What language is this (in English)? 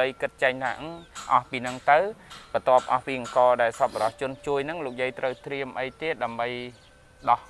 Vietnamese